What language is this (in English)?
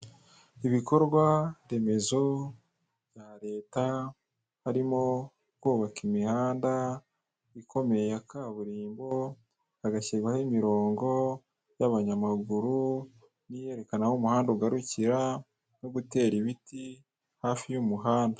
Kinyarwanda